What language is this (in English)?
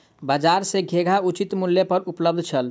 Maithili